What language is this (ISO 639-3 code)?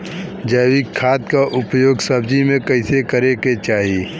bho